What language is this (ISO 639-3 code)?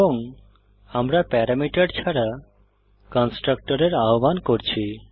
ben